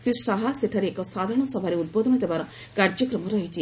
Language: Odia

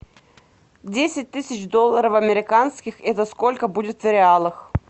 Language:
Russian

